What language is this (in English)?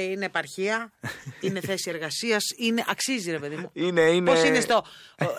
Greek